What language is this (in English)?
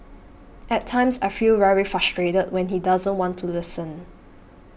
English